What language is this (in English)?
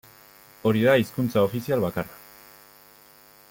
Basque